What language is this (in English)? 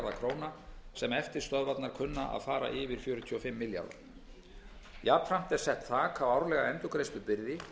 Icelandic